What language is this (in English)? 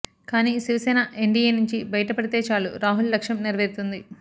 Telugu